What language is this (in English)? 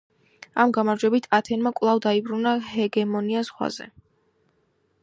Georgian